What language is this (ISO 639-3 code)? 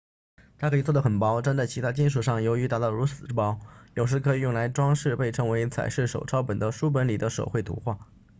zho